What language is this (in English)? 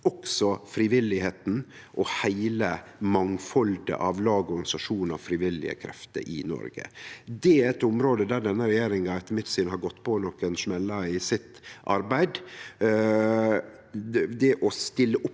Norwegian